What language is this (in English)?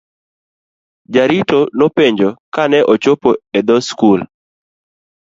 Luo (Kenya and Tanzania)